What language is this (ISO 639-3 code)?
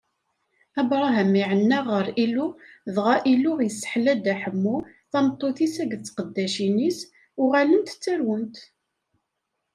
kab